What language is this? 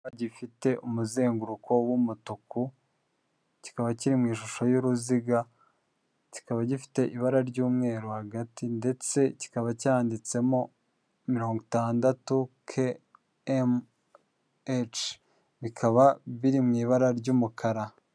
Kinyarwanda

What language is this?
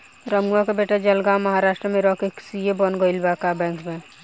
Bhojpuri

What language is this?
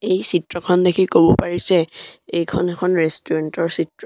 Assamese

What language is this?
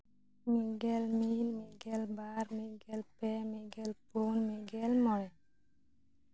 Santali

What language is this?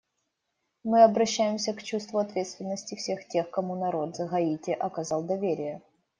Russian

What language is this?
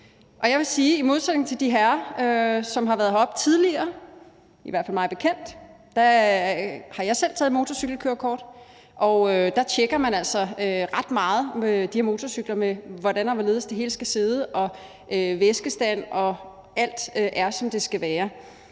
Danish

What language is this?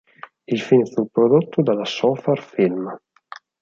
Italian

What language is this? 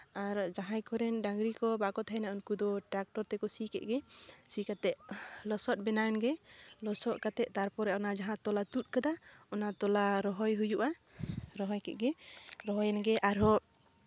Santali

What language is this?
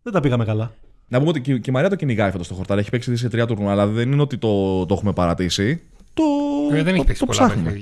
Greek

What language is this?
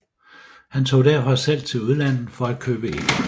Danish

